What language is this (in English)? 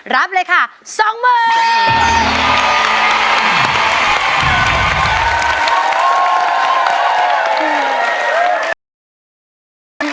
Thai